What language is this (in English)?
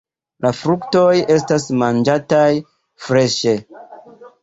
Esperanto